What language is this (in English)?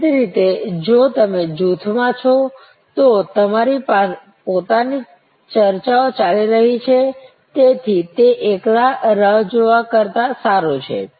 Gujarati